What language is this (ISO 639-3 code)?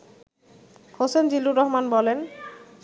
ben